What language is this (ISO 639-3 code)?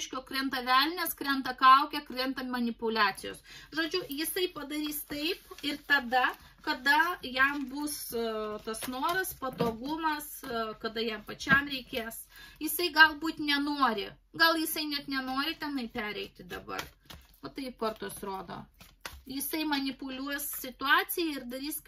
lit